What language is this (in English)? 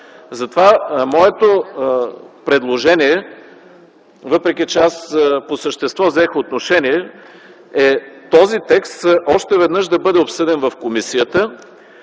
Bulgarian